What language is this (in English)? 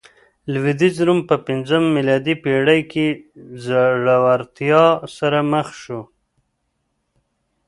Pashto